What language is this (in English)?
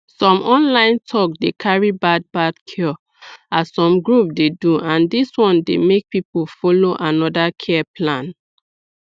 Nigerian Pidgin